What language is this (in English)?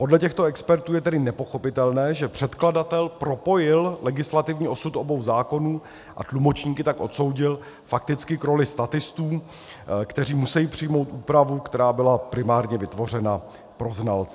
Czech